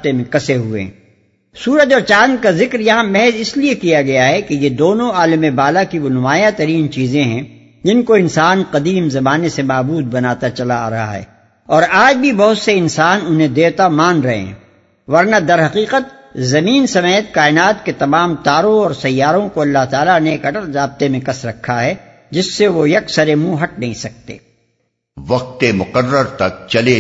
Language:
Urdu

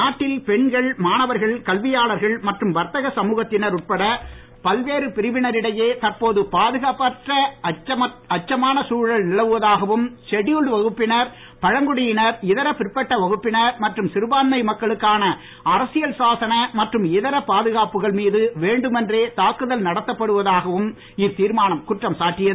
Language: Tamil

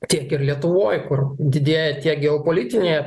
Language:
Lithuanian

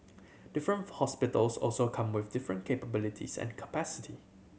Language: English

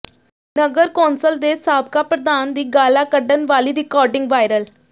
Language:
Punjabi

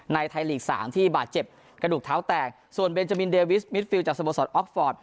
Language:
Thai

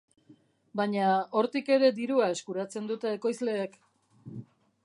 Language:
Basque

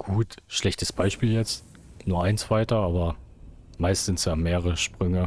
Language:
German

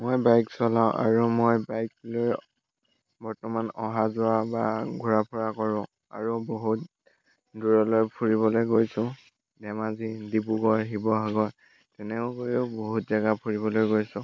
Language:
Assamese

